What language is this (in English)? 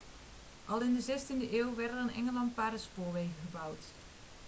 Dutch